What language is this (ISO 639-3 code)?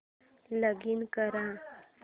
mar